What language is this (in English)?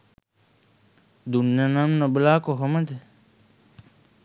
Sinhala